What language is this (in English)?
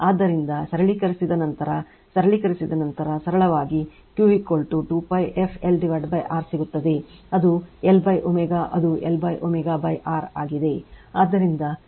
Kannada